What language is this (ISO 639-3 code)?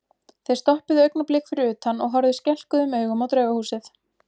isl